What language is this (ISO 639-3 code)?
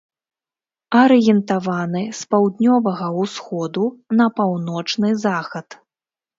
bel